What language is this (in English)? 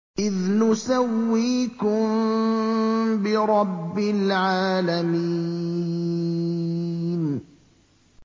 Arabic